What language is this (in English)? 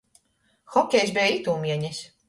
Latgalian